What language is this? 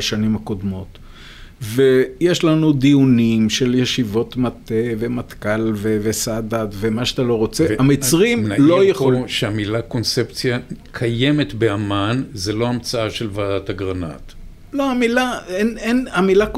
Hebrew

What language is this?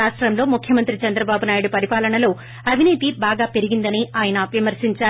Telugu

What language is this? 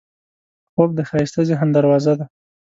Pashto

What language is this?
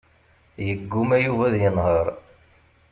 Kabyle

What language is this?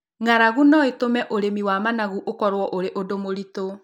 Kikuyu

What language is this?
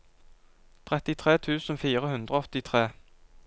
Norwegian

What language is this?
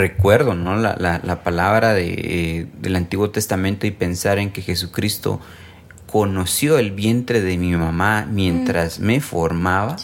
Spanish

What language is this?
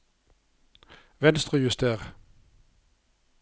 Norwegian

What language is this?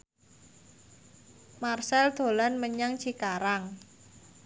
Javanese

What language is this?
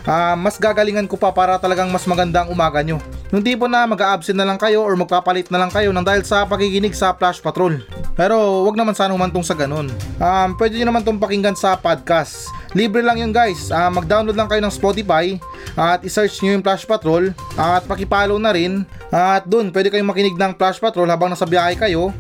Filipino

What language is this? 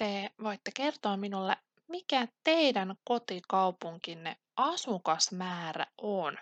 Finnish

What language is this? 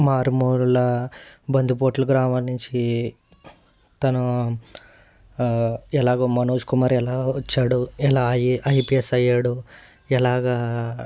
Telugu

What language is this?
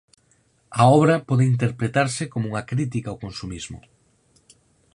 Galician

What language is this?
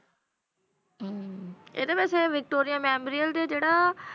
Punjabi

